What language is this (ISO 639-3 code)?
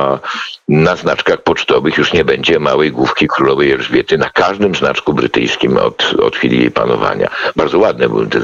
pol